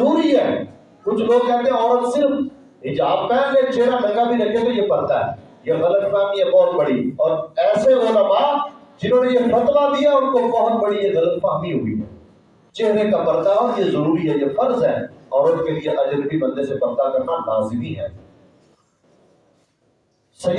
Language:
Urdu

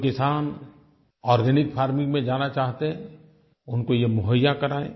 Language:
Hindi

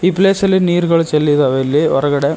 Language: Kannada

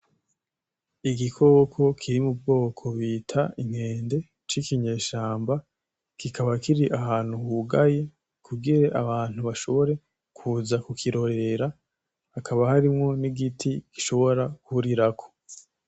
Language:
Rundi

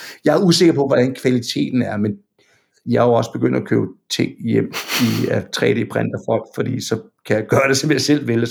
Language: Danish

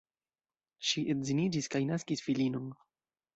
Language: Esperanto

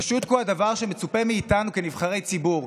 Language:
Hebrew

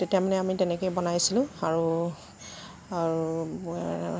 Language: Assamese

